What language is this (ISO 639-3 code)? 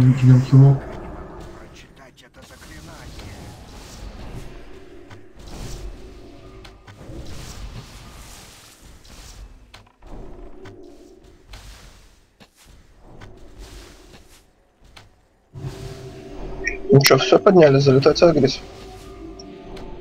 rus